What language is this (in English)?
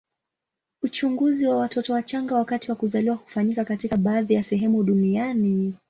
Swahili